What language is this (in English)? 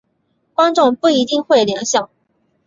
Chinese